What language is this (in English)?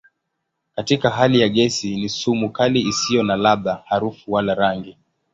Swahili